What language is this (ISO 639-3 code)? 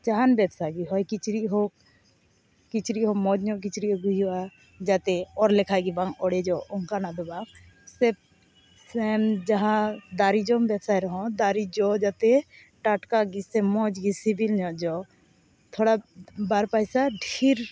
sat